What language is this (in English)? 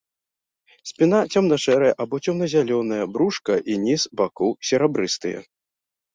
Belarusian